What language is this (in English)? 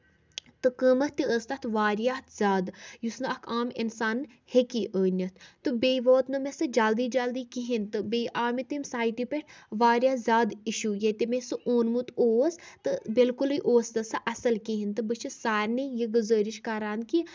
Kashmiri